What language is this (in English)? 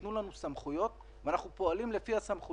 Hebrew